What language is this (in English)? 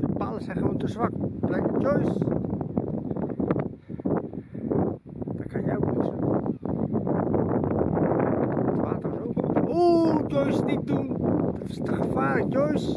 Dutch